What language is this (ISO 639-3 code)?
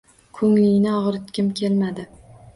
uzb